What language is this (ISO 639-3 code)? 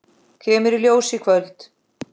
isl